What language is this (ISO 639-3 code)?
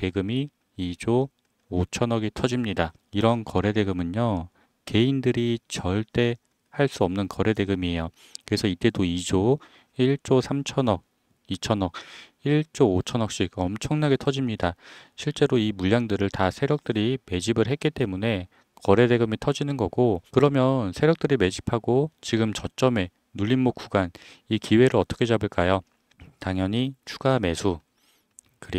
kor